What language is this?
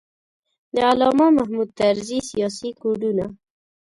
Pashto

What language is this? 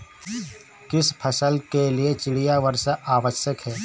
Hindi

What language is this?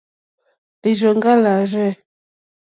Mokpwe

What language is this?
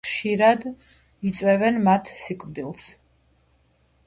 Georgian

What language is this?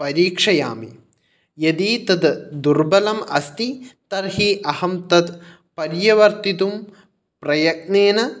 Sanskrit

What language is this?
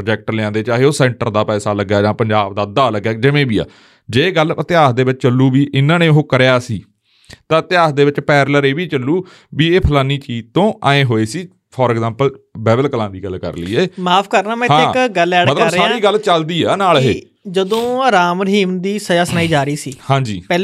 Punjabi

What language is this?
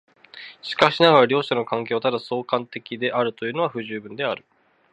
Japanese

